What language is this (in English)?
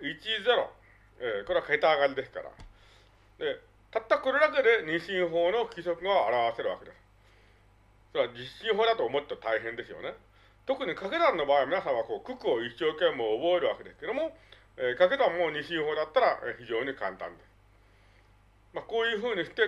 Japanese